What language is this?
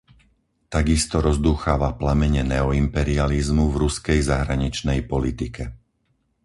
Slovak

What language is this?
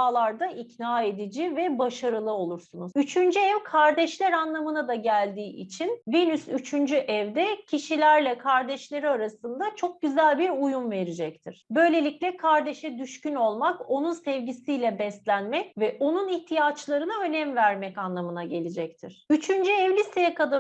Turkish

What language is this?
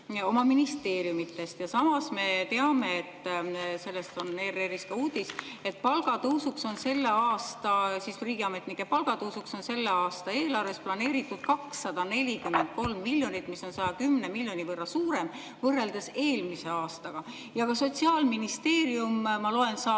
Estonian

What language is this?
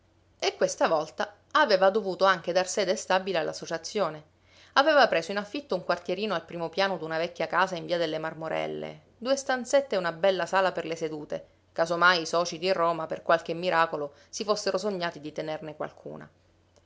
Italian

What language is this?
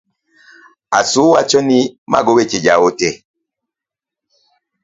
Luo (Kenya and Tanzania)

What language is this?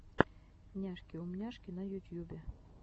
Russian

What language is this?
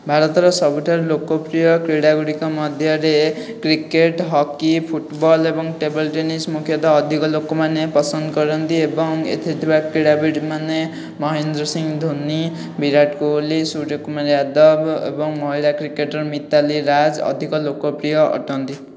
Odia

